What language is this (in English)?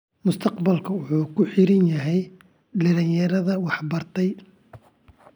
Somali